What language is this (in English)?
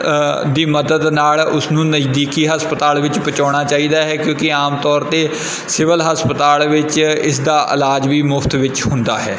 Punjabi